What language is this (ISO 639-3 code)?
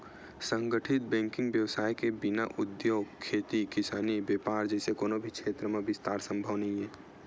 hne